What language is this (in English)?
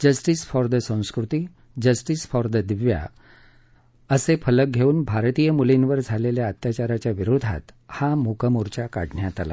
Marathi